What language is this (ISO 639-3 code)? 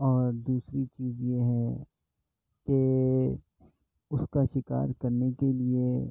urd